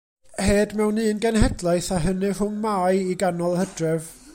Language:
Welsh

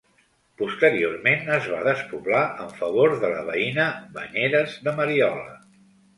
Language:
Catalan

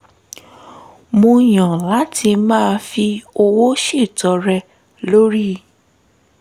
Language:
Yoruba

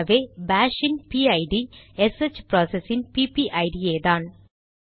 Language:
Tamil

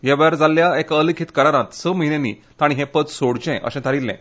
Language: Konkani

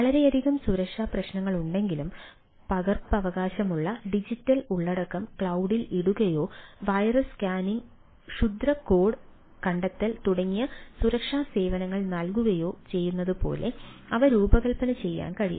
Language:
Malayalam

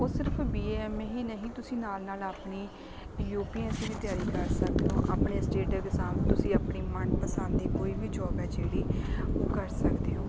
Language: Punjabi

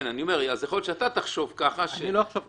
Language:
Hebrew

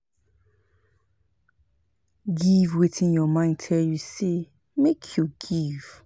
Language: Nigerian Pidgin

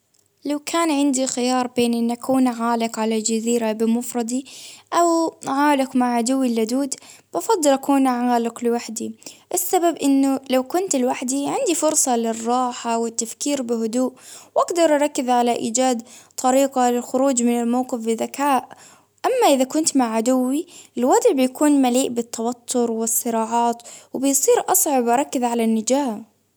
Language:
Baharna Arabic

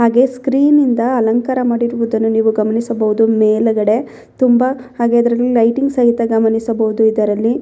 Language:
Kannada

